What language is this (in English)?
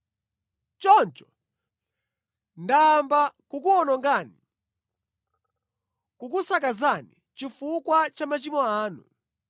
Nyanja